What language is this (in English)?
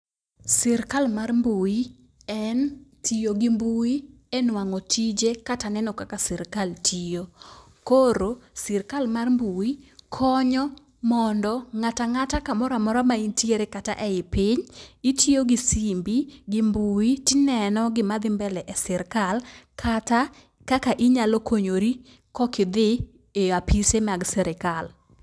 Luo (Kenya and Tanzania)